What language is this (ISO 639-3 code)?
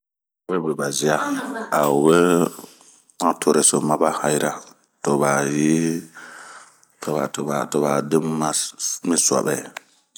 bmq